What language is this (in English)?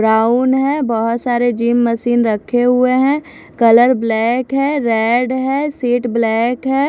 Hindi